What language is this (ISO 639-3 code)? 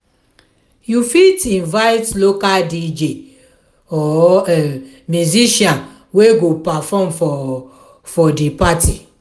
pcm